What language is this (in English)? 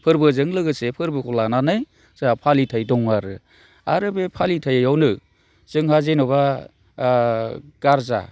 Bodo